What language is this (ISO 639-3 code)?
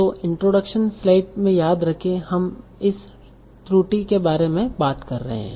hin